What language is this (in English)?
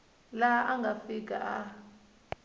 Tsonga